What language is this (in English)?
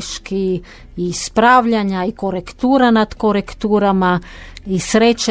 Croatian